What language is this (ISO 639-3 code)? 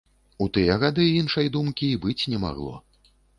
bel